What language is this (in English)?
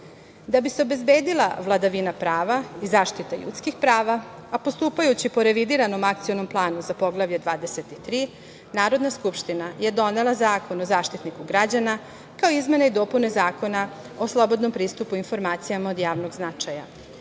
Serbian